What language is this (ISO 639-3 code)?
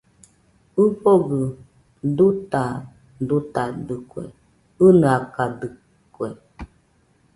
hux